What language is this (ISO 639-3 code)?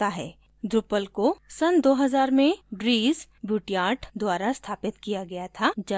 hin